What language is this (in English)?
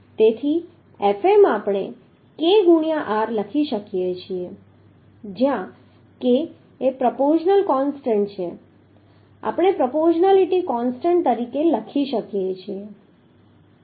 Gujarati